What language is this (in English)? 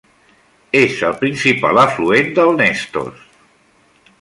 Catalan